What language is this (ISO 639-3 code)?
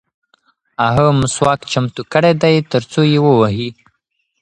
pus